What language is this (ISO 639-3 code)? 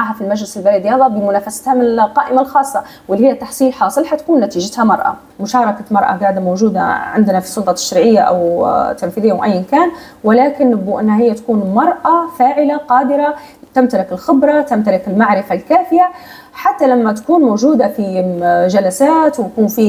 ara